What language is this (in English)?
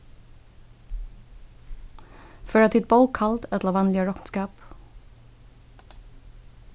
Faroese